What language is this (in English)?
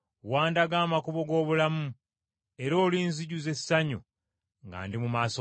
Ganda